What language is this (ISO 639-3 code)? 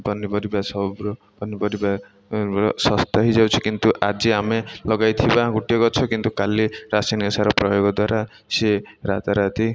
ori